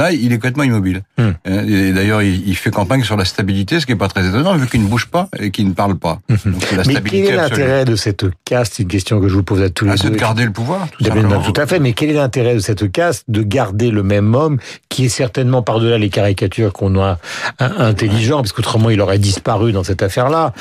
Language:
French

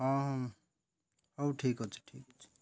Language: Odia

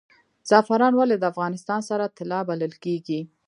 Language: Pashto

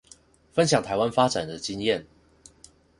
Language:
Chinese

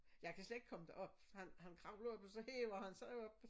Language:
Danish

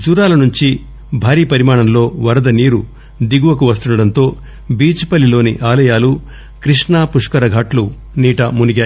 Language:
Telugu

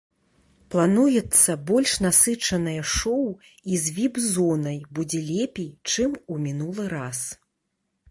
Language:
Belarusian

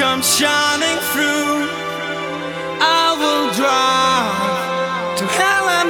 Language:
English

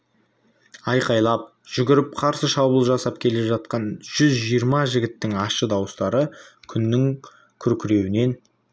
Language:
Kazakh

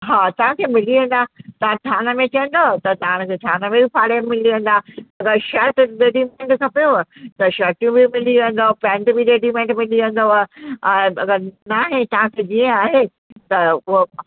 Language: Sindhi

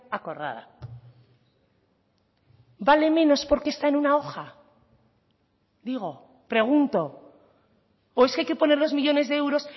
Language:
Spanish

